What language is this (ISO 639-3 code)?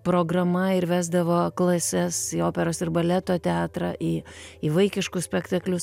lit